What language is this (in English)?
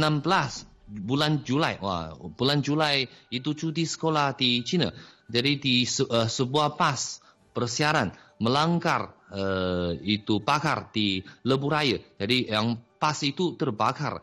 Malay